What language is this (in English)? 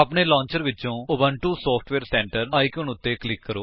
Punjabi